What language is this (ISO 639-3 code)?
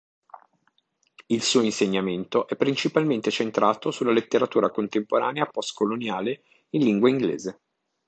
ita